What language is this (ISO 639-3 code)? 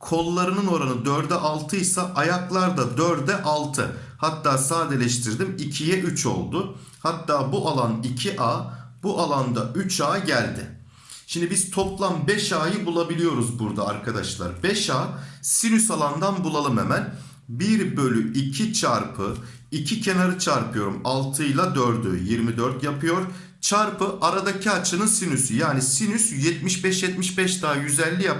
tur